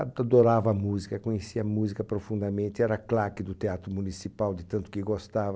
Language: Portuguese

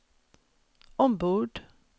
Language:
Swedish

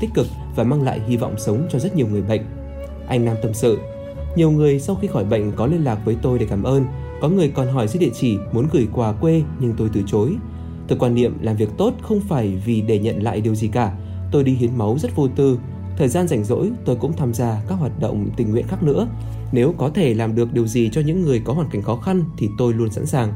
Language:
Vietnamese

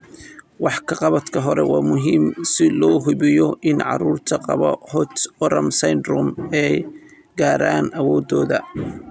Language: Somali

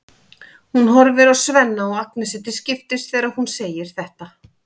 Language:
Icelandic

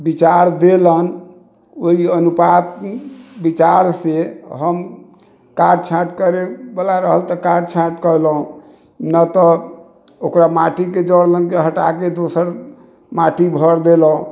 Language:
Maithili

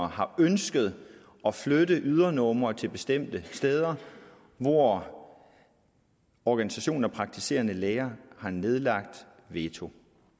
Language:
Danish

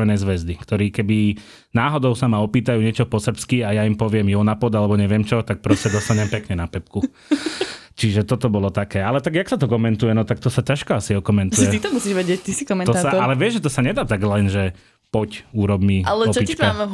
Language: Slovak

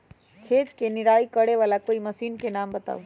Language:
Magahi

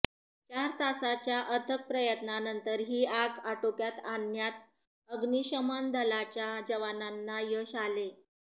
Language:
Marathi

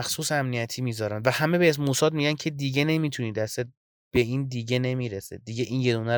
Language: Persian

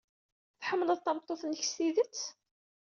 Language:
Kabyle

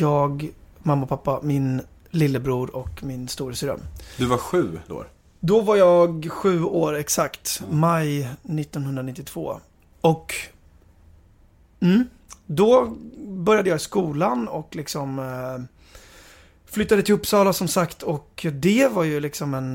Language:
Swedish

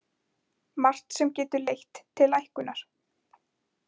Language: Icelandic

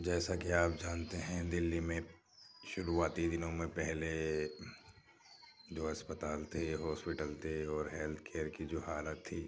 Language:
Urdu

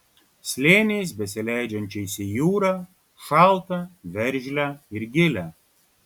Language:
Lithuanian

